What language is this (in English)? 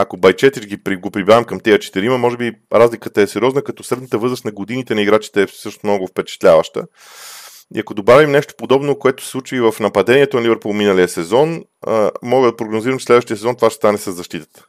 Bulgarian